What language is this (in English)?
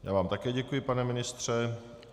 Czech